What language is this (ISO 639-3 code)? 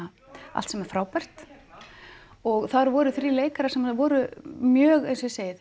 isl